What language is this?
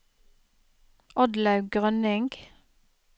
Norwegian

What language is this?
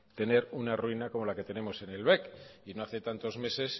Spanish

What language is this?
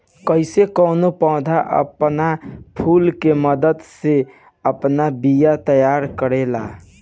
Bhojpuri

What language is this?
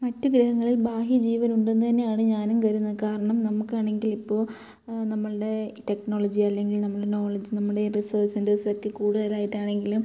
Malayalam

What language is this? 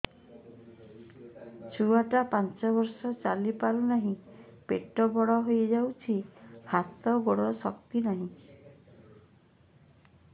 Odia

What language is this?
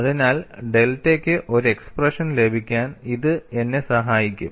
Malayalam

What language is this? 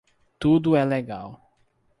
Portuguese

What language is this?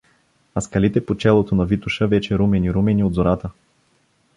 Bulgarian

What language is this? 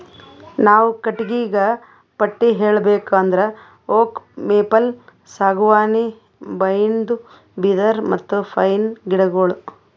Kannada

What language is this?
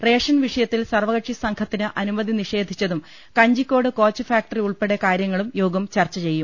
Malayalam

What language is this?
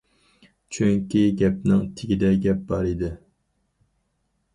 Uyghur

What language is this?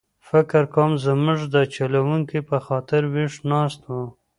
Pashto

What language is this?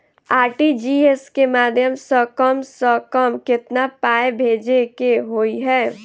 Maithili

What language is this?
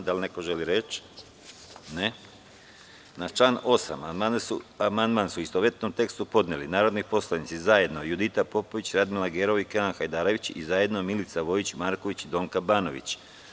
Serbian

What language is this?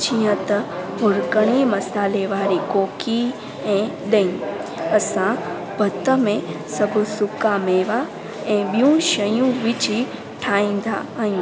Sindhi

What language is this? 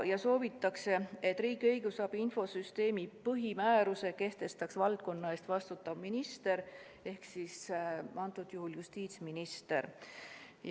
Estonian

